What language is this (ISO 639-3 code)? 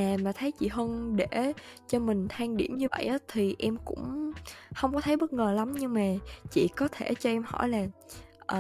vie